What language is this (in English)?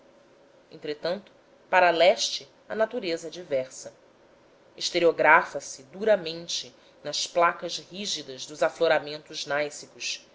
Portuguese